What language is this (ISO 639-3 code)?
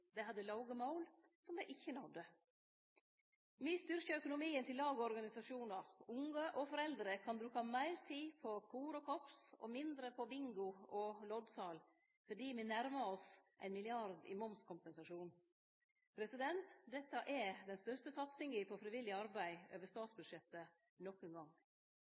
nno